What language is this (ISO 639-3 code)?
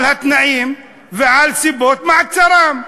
heb